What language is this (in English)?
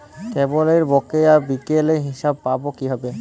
Bangla